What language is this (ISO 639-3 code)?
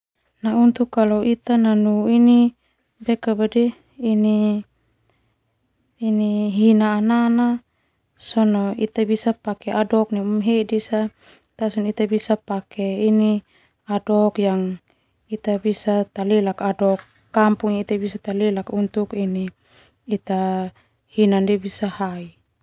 twu